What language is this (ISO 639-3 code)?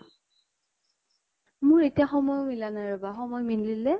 asm